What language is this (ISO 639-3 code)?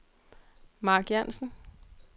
dan